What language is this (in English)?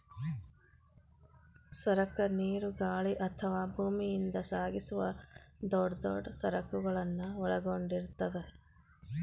Kannada